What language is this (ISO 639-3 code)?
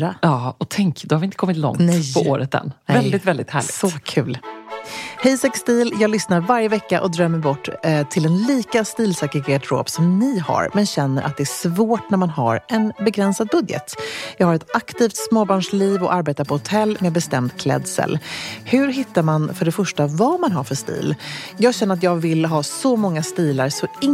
swe